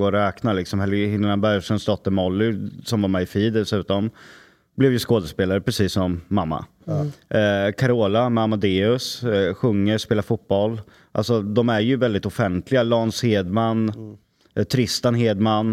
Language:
Swedish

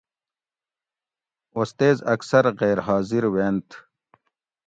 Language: Gawri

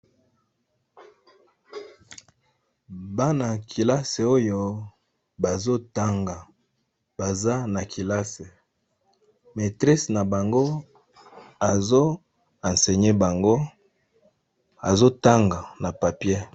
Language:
Lingala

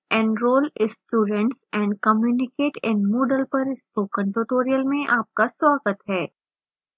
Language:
Hindi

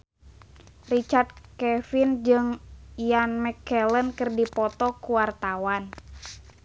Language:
Sundanese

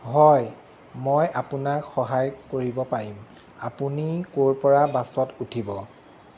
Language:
Assamese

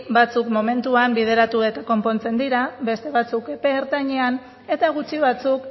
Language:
Basque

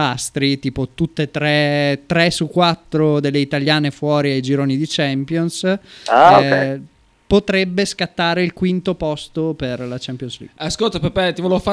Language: Italian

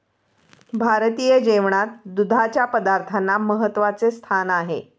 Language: Marathi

